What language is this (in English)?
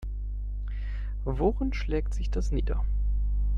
German